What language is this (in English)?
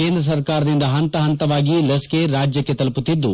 Kannada